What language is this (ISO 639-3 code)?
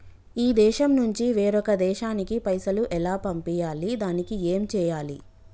tel